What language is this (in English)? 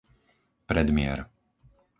Slovak